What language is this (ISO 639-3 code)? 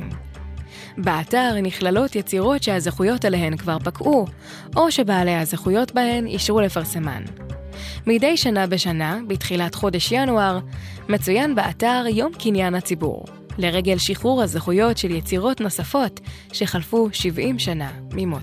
heb